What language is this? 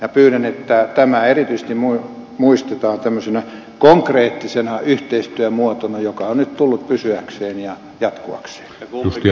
Finnish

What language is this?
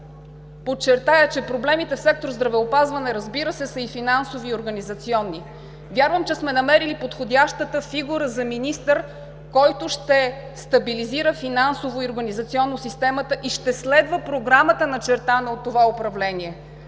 Bulgarian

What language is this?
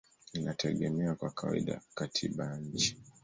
Swahili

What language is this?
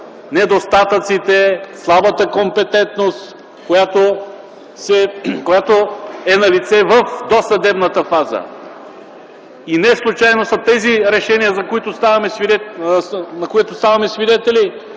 Bulgarian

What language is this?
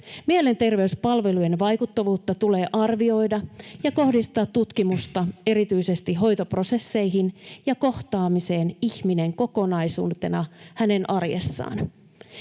Finnish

